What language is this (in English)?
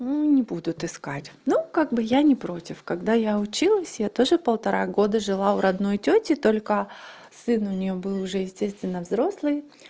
Russian